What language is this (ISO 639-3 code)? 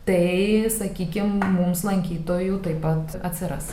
lit